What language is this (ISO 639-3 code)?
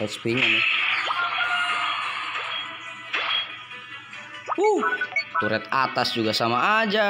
ind